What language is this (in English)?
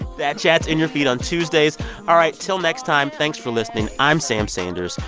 English